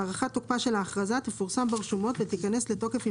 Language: Hebrew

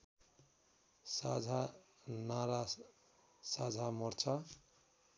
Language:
Nepali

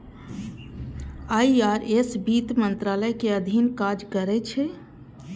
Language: Maithili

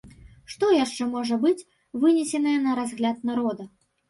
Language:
Belarusian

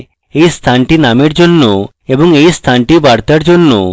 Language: Bangla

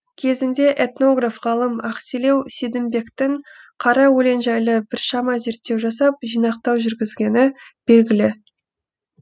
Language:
Kazakh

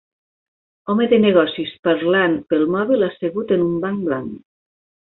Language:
Catalan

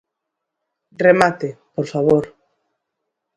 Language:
Galician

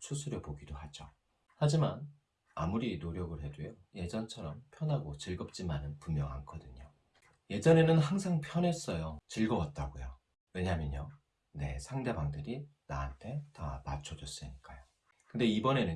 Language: Korean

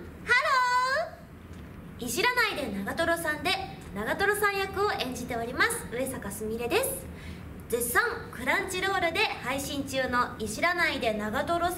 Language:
Japanese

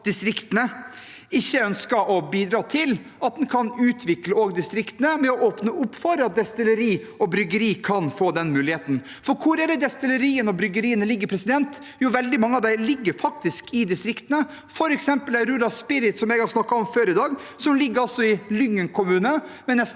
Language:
Norwegian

